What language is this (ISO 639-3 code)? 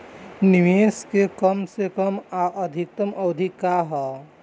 bho